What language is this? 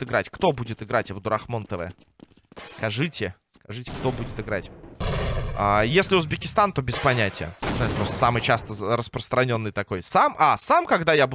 Russian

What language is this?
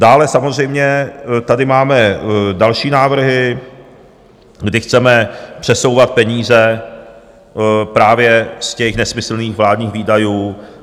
Czech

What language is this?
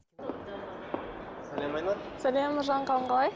Kazakh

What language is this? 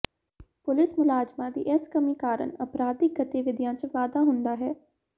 Punjabi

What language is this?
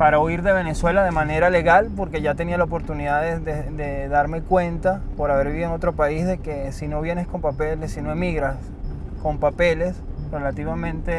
Spanish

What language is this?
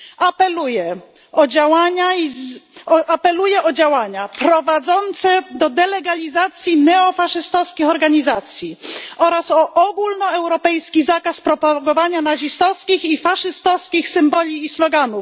Polish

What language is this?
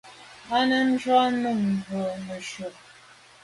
Medumba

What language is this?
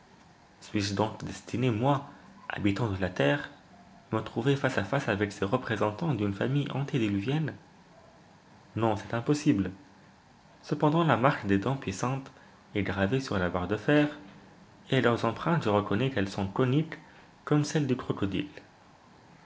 French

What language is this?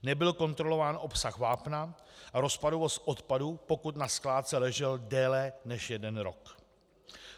Czech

